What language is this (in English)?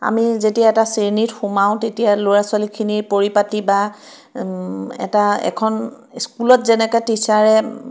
Assamese